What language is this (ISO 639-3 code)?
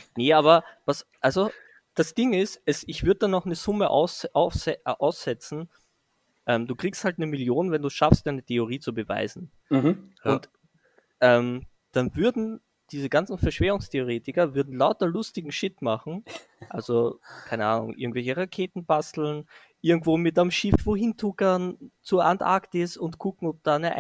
deu